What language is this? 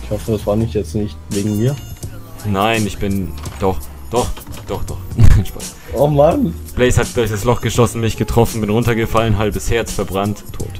German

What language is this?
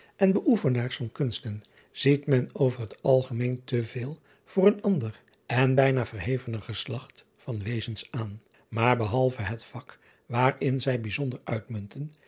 Dutch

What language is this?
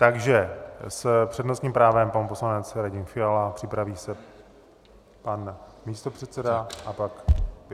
Czech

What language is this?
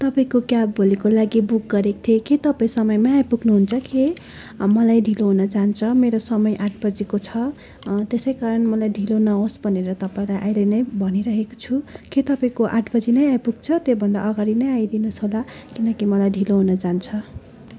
Nepali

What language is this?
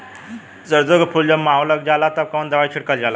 Bhojpuri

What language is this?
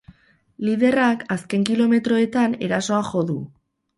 Basque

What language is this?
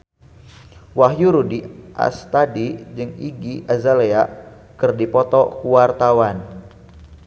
Sundanese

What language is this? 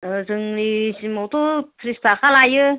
Bodo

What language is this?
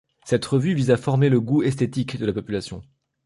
French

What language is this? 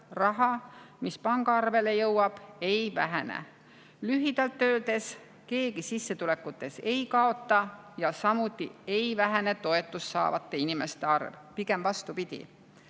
Estonian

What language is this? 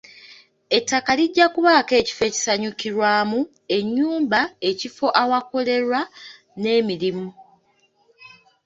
Ganda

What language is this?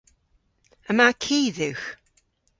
Cornish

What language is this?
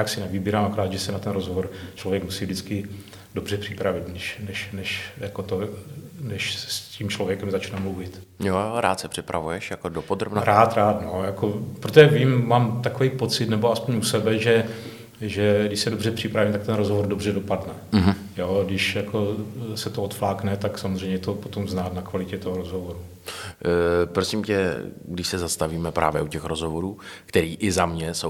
Czech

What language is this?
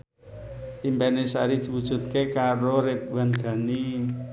Javanese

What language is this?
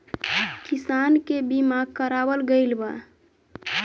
Bhojpuri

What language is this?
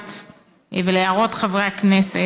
Hebrew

